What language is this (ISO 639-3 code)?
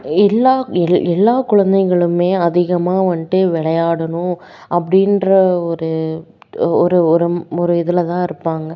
tam